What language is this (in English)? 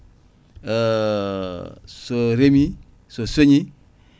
Fula